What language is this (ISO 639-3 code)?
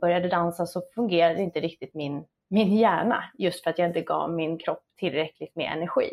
swe